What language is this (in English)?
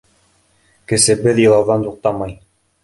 Bashkir